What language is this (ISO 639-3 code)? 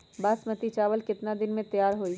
mag